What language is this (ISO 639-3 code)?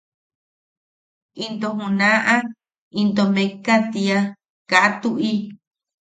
yaq